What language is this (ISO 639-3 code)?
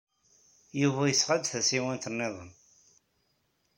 kab